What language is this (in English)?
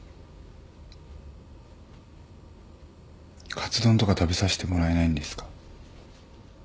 Japanese